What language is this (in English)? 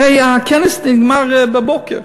Hebrew